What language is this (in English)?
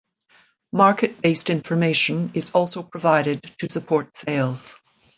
English